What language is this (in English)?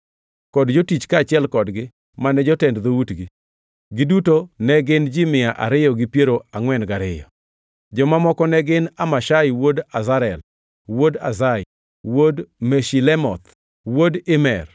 Luo (Kenya and Tanzania)